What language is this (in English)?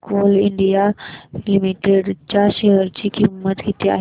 Marathi